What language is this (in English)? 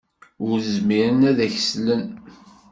Kabyle